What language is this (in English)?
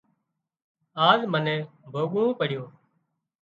Wadiyara Koli